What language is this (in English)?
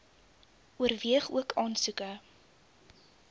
Afrikaans